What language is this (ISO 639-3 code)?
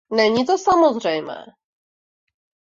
ces